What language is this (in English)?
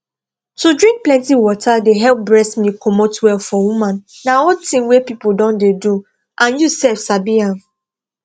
Nigerian Pidgin